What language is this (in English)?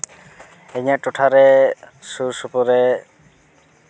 Santali